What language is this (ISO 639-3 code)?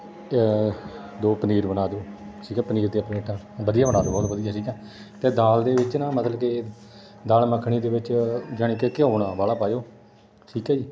pan